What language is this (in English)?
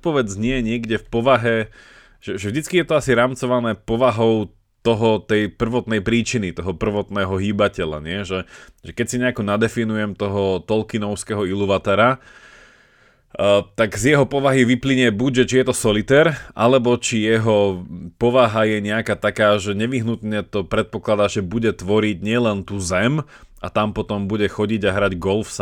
Slovak